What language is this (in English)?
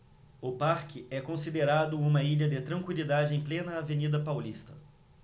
Portuguese